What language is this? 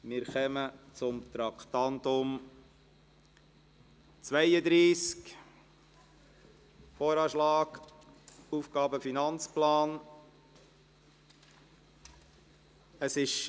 Swiss German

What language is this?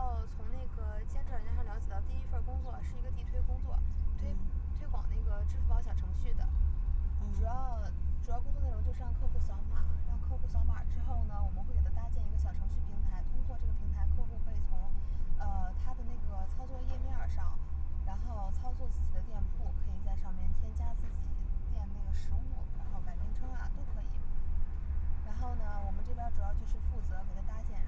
Chinese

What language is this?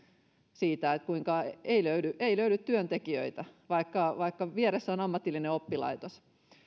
Finnish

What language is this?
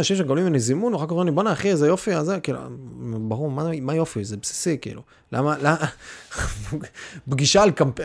Hebrew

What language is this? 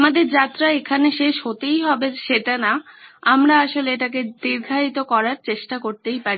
Bangla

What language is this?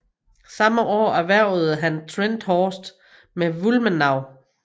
Danish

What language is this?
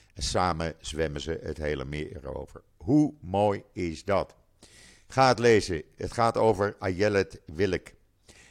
Dutch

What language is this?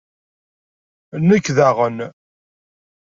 Kabyle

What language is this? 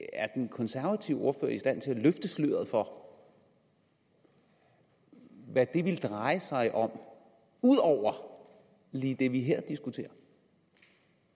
Danish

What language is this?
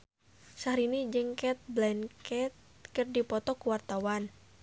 Sundanese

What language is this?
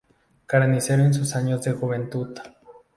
Spanish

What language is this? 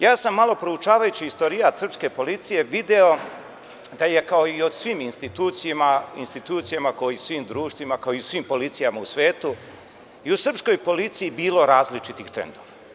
Serbian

